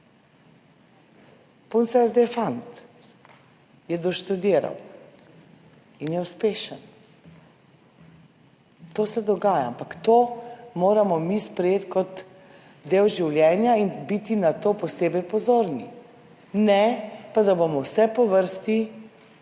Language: Slovenian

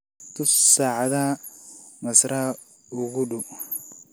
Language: Somali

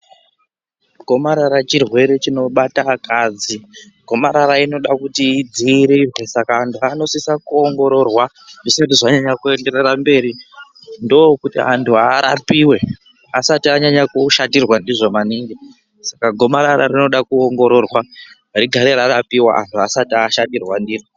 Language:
Ndau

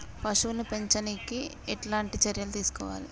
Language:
Telugu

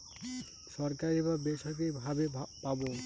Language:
Bangla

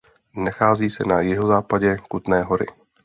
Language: Czech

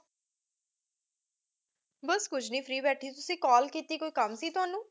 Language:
Punjabi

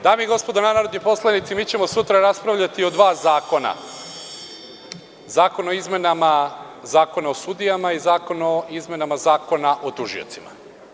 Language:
Serbian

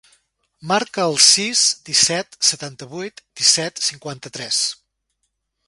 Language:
Catalan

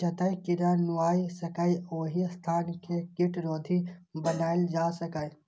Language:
Maithili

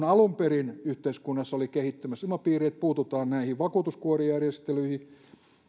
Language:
Finnish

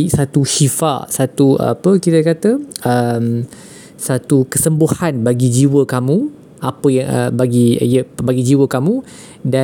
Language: Malay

